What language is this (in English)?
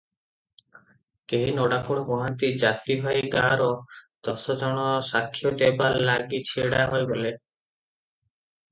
Odia